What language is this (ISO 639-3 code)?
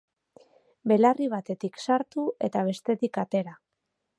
eus